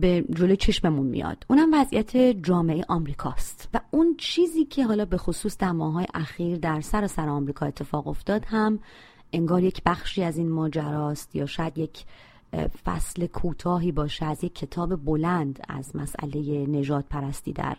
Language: Persian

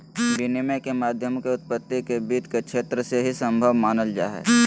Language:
Magahi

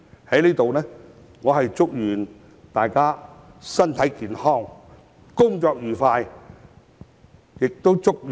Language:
Cantonese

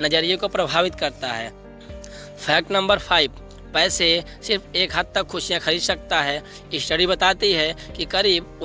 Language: Hindi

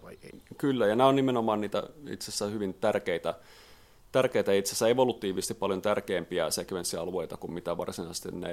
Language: Finnish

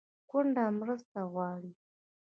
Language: Pashto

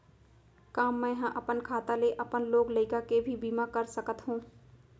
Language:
Chhattisgarhi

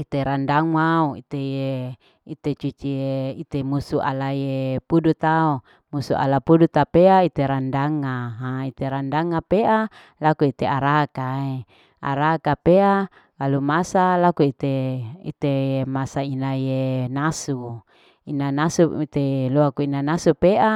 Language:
Larike-Wakasihu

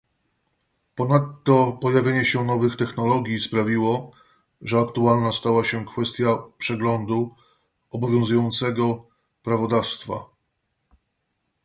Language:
Polish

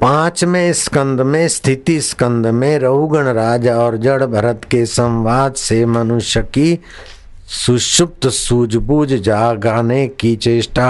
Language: Hindi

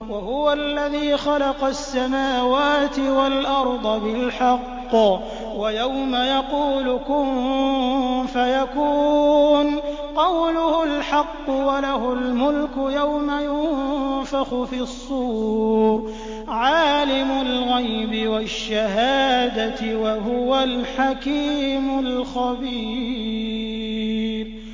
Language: Arabic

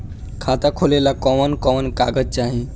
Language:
Bhojpuri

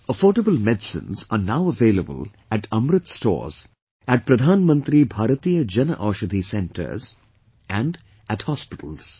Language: English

